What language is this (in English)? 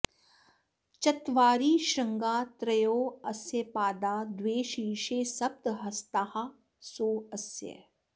Sanskrit